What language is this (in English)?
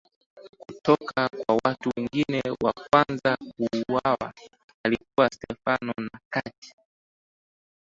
Swahili